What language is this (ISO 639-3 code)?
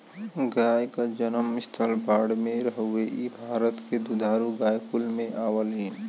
bho